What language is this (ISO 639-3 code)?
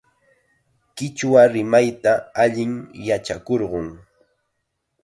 qxa